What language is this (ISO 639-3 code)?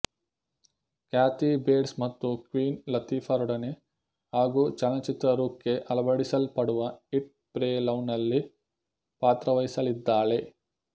kan